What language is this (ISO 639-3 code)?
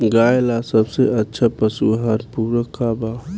bho